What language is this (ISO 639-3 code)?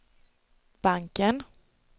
swe